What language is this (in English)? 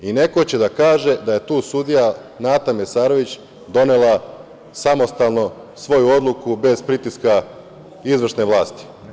Serbian